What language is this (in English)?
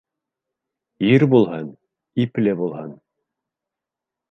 Bashkir